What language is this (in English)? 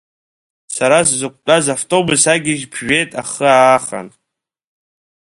Abkhazian